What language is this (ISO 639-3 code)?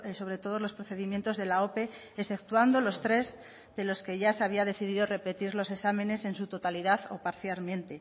spa